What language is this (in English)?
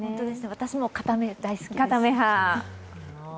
Japanese